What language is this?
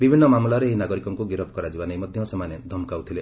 Odia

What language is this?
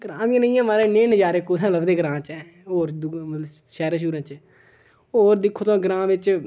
Dogri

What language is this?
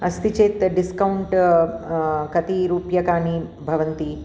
Sanskrit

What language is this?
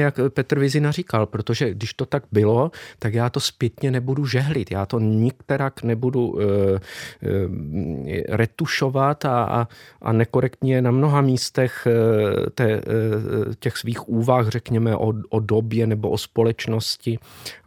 Czech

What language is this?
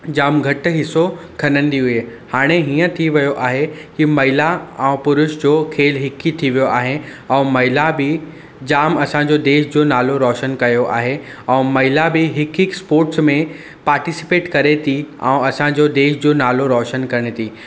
Sindhi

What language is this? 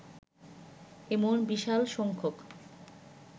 Bangla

